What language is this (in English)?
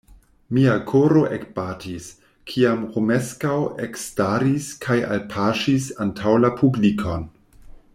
Esperanto